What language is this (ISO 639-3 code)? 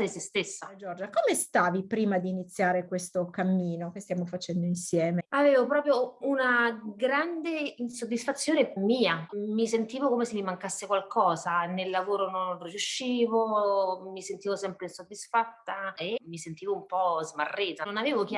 ita